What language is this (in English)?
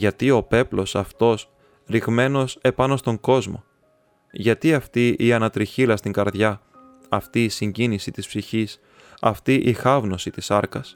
Greek